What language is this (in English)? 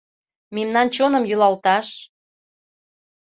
Mari